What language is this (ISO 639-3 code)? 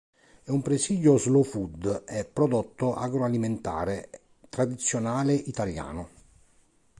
ita